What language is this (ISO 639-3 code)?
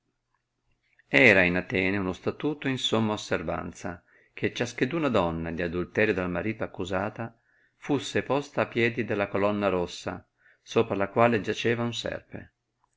ita